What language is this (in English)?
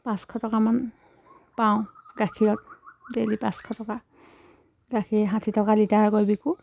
Assamese